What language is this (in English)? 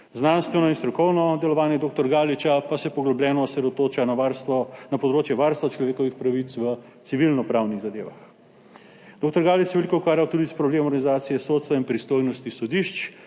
Slovenian